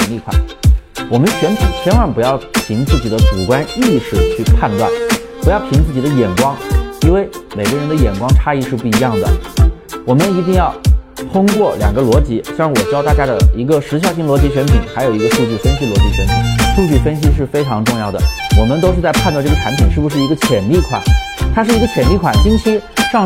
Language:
Chinese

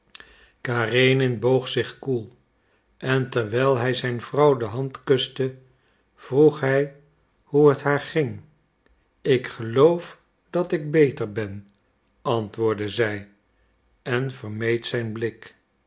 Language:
Dutch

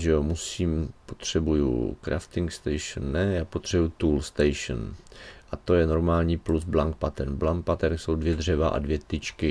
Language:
Czech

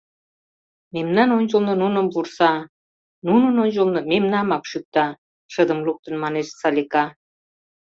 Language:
Mari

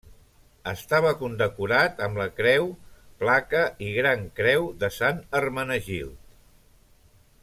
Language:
Catalan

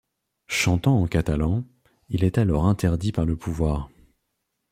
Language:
French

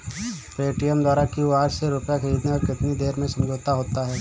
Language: Hindi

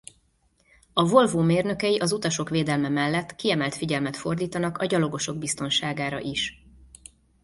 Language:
Hungarian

